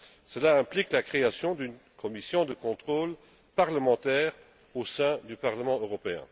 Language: French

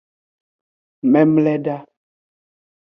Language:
Aja (Benin)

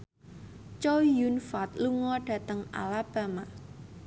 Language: Javanese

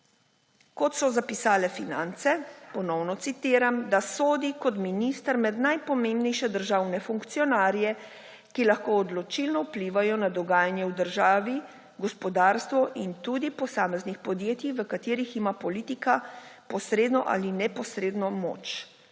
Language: Slovenian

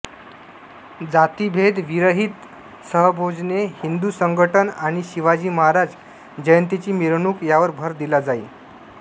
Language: Marathi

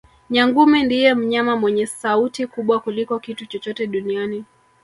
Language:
Swahili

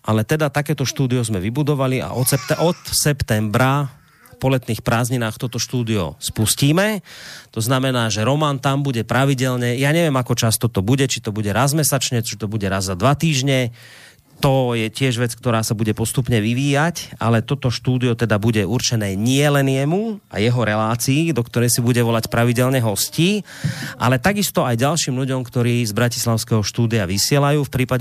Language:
Slovak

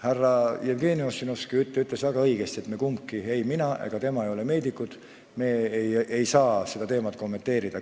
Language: Estonian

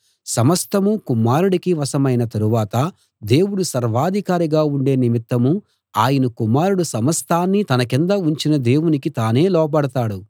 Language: Telugu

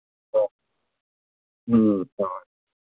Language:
Manipuri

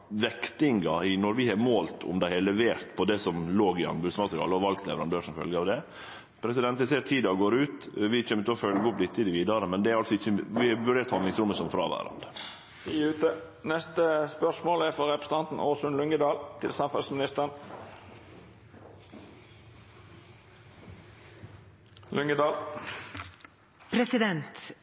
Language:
Norwegian Nynorsk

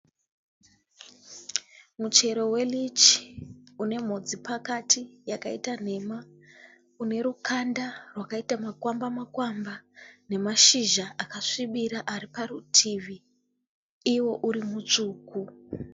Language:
Shona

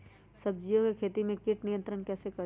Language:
Magahi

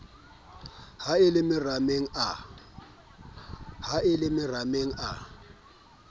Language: Southern Sotho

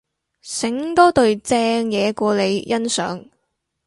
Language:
Cantonese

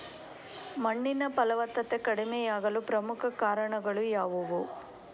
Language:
Kannada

